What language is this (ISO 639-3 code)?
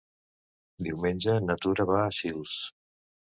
cat